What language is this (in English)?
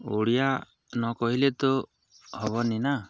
Odia